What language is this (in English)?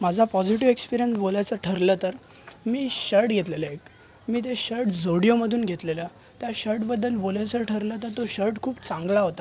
Marathi